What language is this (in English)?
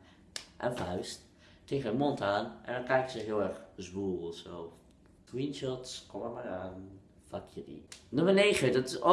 Dutch